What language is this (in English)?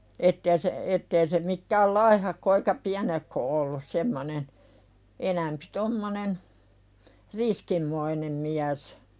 Finnish